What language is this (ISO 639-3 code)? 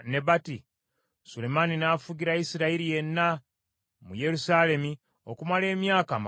lug